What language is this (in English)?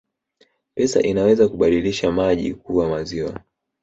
Swahili